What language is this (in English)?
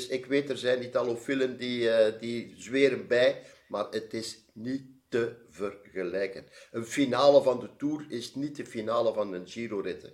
Dutch